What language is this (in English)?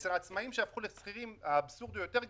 Hebrew